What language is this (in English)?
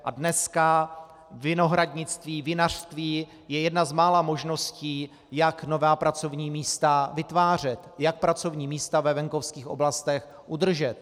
Czech